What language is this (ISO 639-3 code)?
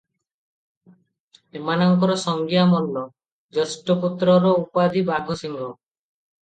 ori